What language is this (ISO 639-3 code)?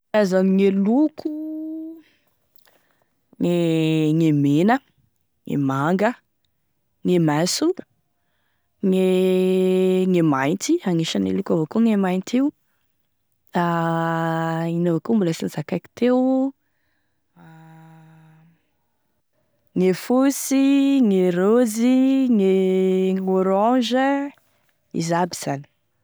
tkg